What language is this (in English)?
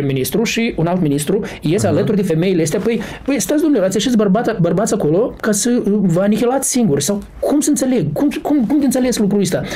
Romanian